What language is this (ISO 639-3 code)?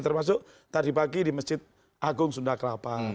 ind